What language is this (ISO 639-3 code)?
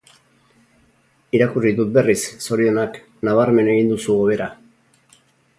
eus